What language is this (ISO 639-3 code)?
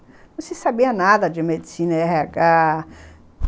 por